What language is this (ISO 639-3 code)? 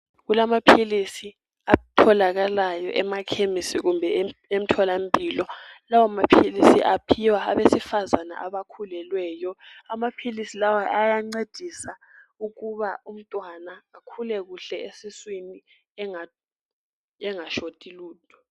nde